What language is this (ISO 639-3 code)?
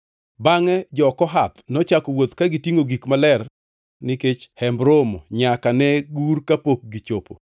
luo